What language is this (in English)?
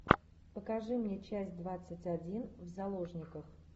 Russian